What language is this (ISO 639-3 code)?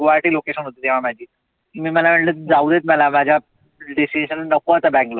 mar